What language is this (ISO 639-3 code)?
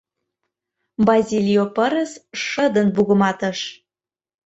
chm